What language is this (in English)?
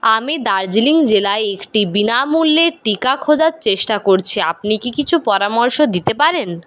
Bangla